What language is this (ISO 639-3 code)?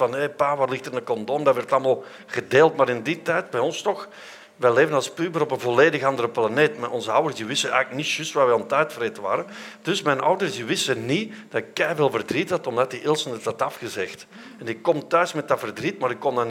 nld